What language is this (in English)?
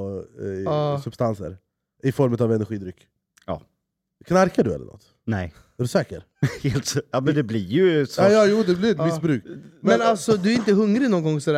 Swedish